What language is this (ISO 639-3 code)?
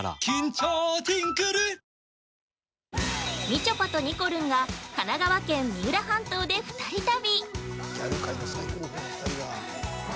jpn